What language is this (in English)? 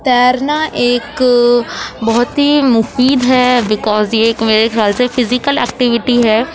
Urdu